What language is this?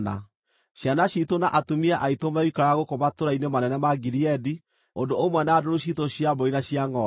Kikuyu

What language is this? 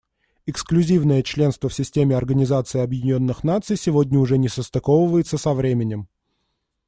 Russian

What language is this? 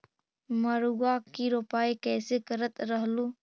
Magahi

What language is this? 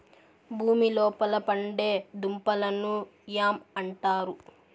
Telugu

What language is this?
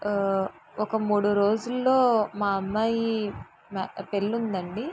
Telugu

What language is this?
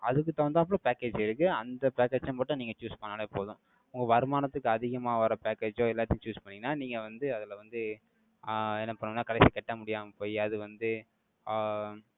Tamil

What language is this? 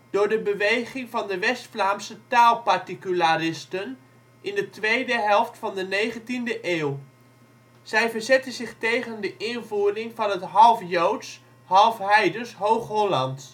Dutch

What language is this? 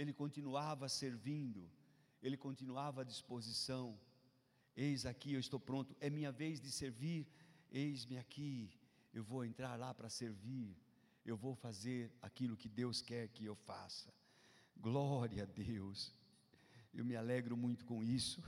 Portuguese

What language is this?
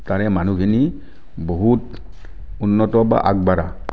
Assamese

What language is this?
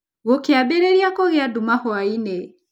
Kikuyu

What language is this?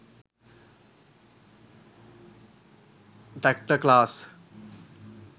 Sinhala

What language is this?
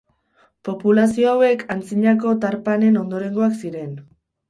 Basque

